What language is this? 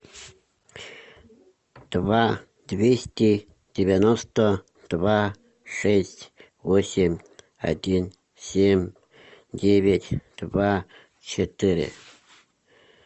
Russian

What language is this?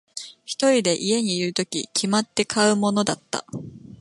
Japanese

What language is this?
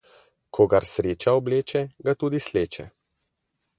Slovenian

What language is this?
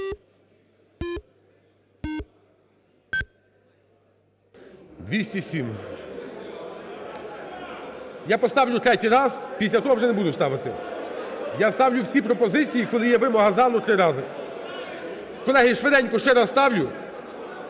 Ukrainian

